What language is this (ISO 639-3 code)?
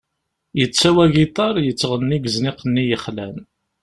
kab